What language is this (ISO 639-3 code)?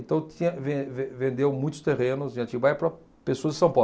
por